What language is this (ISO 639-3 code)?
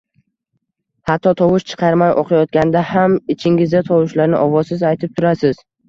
uzb